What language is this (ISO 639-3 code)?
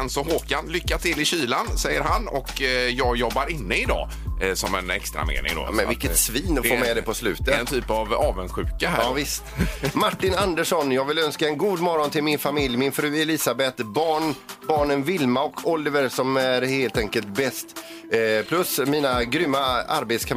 swe